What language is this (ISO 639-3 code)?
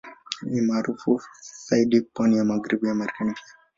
swa